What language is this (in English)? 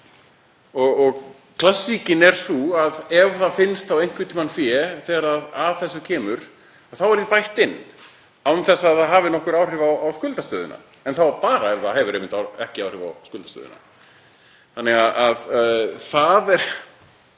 Icelandic